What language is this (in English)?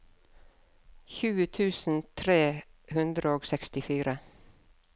Norwegian